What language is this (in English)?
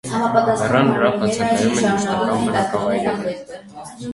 Armenian